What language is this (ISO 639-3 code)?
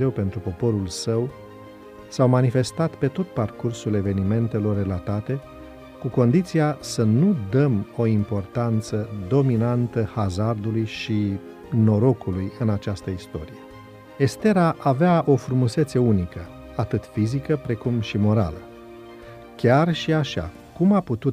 ron